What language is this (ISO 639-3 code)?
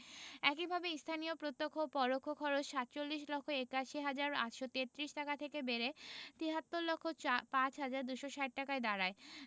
ben